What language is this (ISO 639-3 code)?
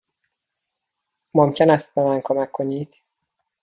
fas